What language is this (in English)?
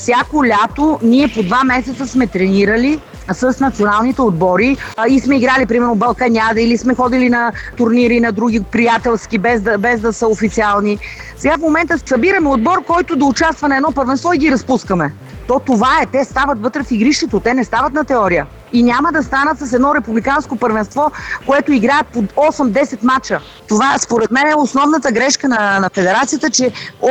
Bulgarian